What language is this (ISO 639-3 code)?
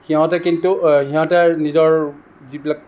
asm